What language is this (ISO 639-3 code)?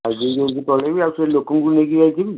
ori